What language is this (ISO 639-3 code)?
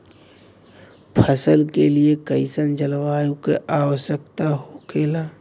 bho